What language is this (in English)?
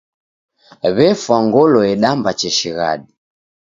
Taita